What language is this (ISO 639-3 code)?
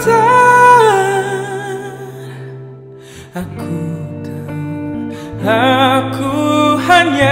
ind